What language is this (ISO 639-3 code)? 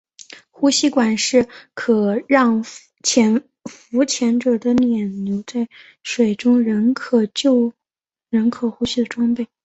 zho